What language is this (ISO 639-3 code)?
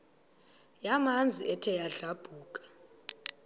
xho